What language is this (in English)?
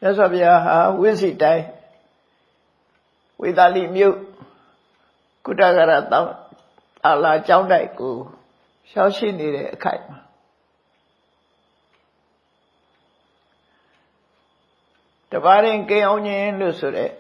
Burmese